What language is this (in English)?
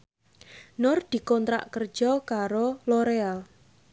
Javanese